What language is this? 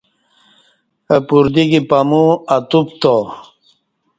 Kati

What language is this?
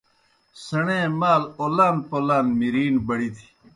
Kohistani Shina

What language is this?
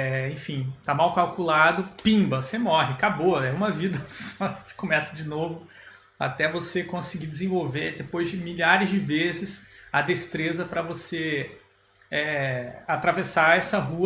Portuguese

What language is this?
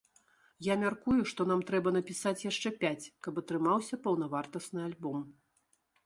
Belarusian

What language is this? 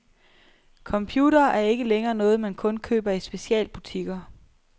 Danish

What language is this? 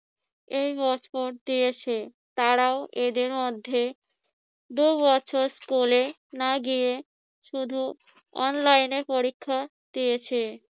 Bangla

